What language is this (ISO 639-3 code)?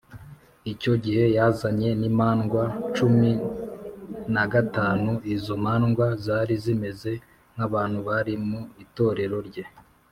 kin